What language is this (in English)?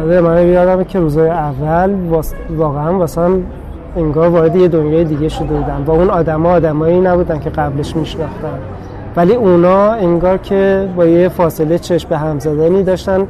Persian